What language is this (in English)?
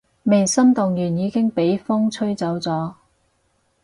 Cantonese